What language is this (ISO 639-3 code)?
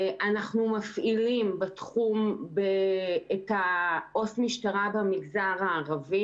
heb